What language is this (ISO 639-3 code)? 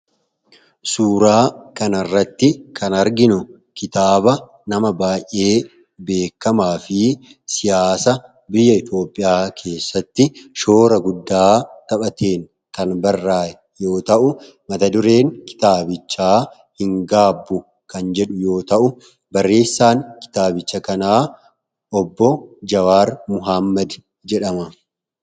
orm